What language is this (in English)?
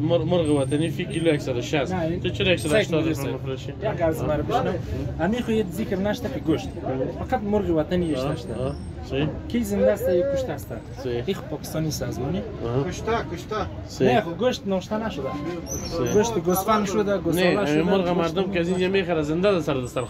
Romanian